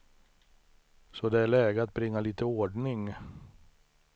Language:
Swedish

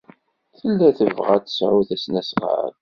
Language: Kabyle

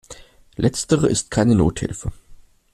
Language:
German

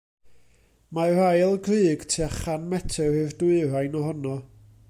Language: Welsh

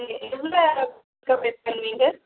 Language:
Tamil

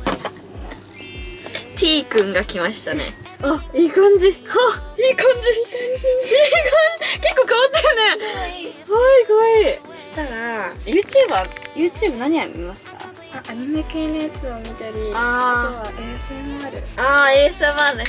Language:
Japanese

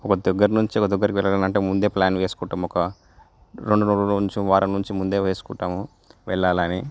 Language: Telugu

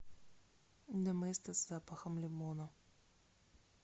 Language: Russian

